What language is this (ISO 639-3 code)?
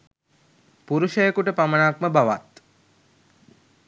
sin